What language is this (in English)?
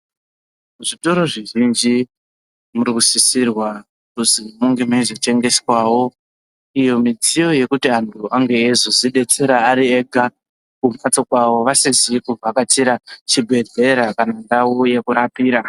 Ndau